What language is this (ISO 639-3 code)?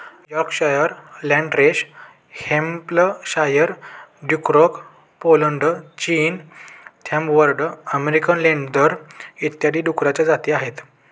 mar